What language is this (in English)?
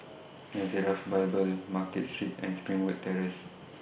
English